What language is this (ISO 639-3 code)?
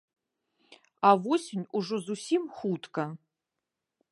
bel